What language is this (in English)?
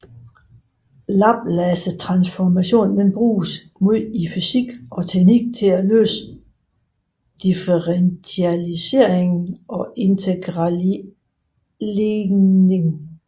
Danish